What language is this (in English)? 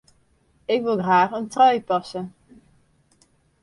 Western Frisian